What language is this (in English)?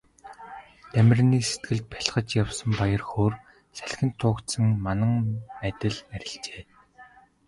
Mongolian